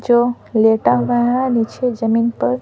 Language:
Hindi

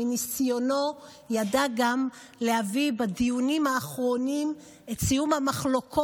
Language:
Hebrew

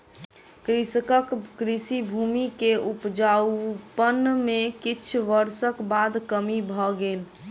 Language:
Maithili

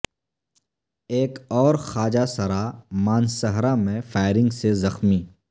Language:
Urdu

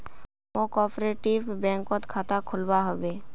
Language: Magahi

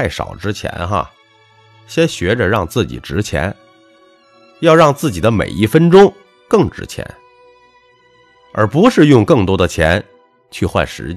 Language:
Chinese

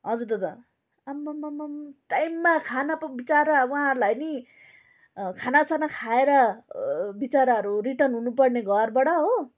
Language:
Nepali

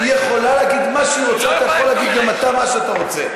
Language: Hebrew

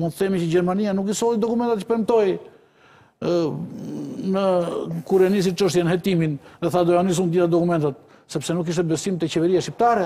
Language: Romanian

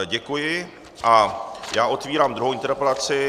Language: Czech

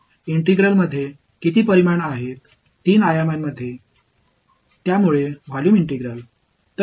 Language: Tamil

